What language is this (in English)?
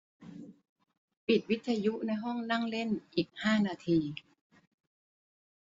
Thai